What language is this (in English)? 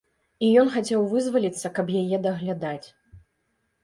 Belarusian